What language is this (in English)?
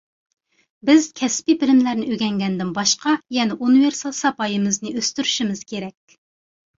Uyghur